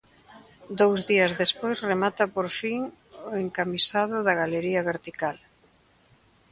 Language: Galician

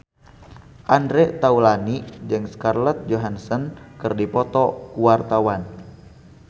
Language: Sundanese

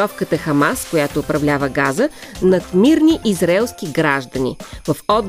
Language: Bulgarian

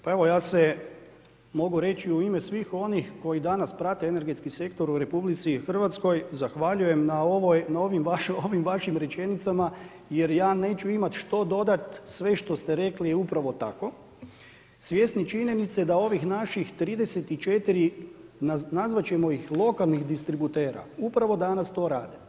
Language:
Croatian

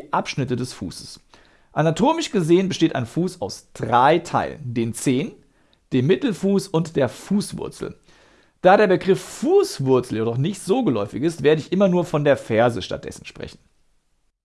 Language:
German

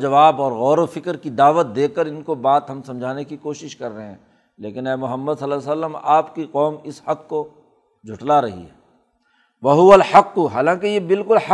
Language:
Urdu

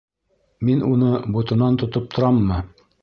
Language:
Bashkir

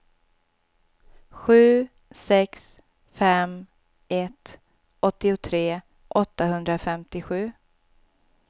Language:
Swedish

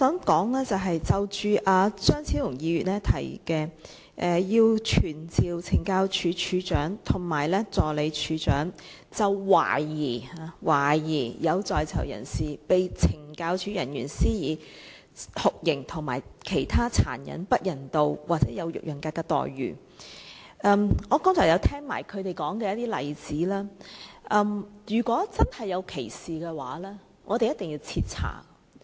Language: Cantonese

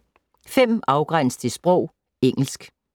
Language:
Danish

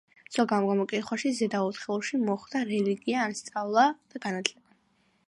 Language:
Georgian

